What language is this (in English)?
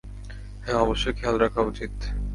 Bangla